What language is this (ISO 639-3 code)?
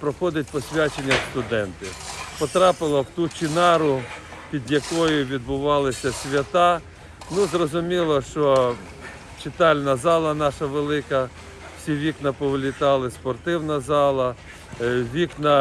ukr